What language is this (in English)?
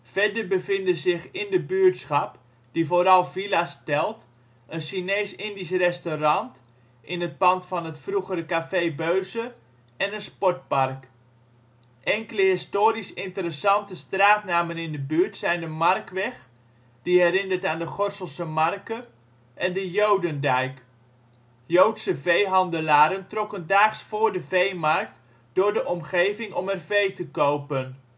Dutch